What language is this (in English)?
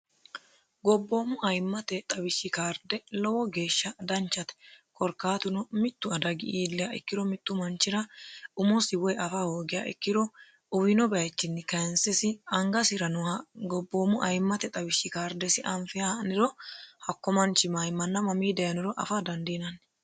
Sidamo